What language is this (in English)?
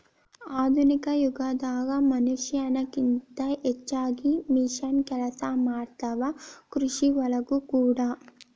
Kannada